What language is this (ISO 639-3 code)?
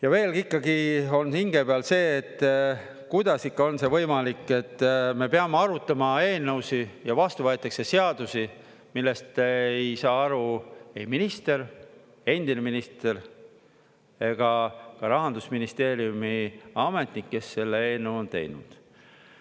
est